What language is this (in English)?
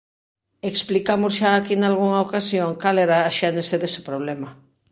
Galician